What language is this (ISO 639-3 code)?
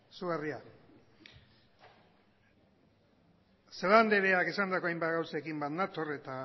eus